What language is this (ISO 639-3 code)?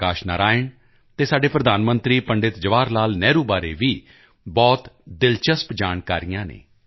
pan